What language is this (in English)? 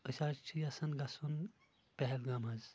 Kashmiri